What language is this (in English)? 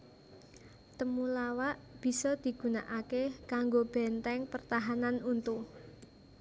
Javanese